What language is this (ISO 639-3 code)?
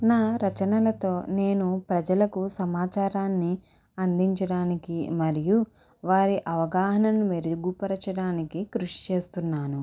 tel